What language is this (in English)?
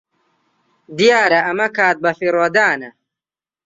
Central Kurdish